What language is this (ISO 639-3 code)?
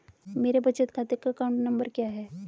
hin